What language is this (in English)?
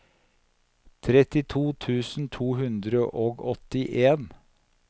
Norwegian